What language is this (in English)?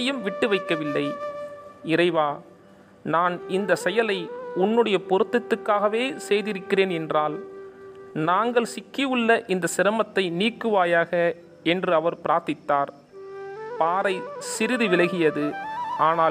Tamil